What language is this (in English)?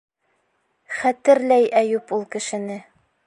Bashkir